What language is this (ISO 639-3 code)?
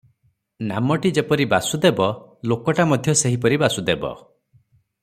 ori